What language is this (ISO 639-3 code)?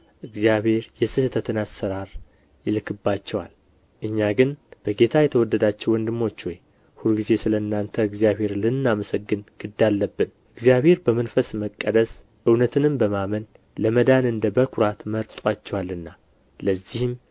amh